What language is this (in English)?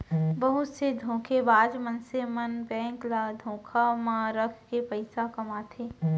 Chhattisgarhi